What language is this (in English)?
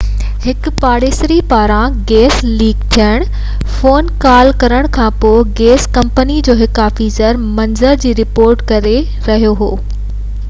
Sindhi